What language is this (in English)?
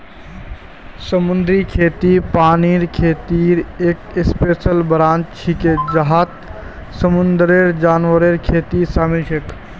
Magahi